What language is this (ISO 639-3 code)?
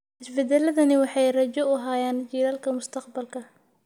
som